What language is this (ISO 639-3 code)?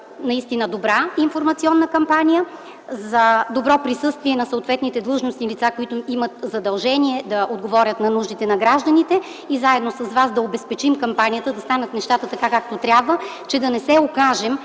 bul